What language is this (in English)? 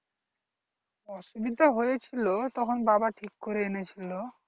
Bangla